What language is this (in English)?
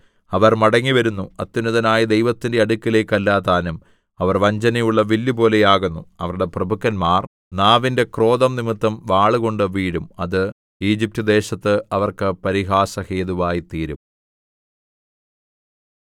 Malayalam